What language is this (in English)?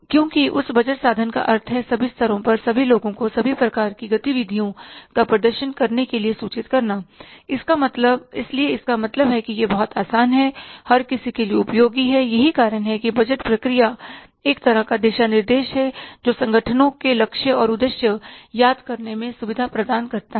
Hindi